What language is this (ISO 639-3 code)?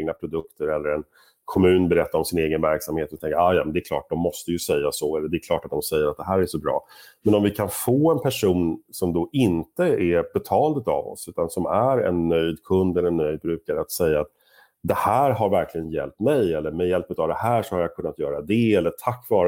swe